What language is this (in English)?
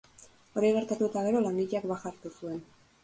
Basque